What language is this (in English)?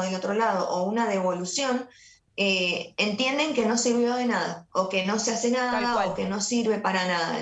Spanish